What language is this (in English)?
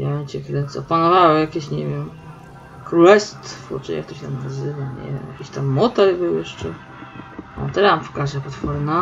Polish